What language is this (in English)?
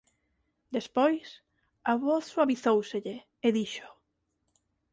Galician